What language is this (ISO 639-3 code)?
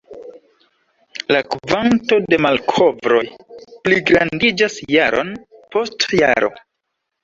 epo